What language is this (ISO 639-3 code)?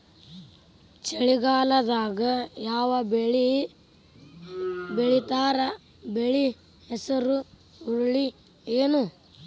kan